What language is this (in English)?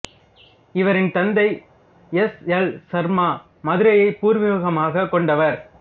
Tamil